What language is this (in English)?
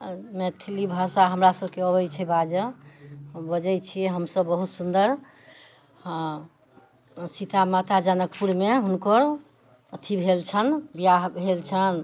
Maithili